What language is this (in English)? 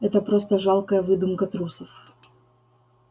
Russian